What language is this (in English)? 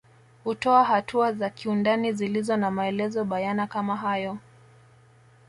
Swahili